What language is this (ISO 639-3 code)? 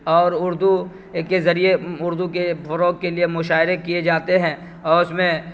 urd